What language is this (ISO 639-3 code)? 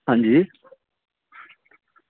doi